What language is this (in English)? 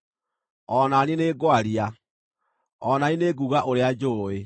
Kikuyu